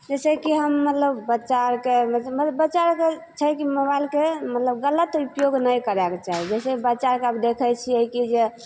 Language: Maithili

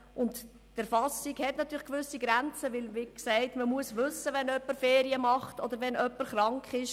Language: Swiss German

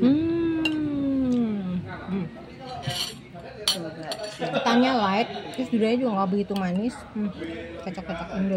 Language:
Indonesian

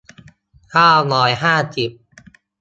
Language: Thai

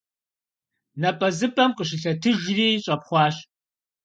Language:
Kabardian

